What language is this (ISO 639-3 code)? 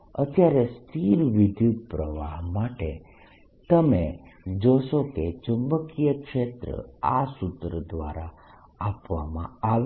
guj